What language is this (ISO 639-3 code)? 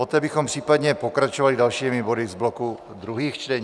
ces